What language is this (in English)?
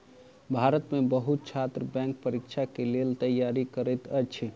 Maithili